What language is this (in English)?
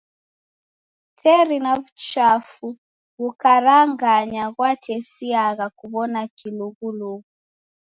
Taita